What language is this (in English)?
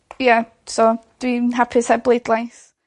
Welsh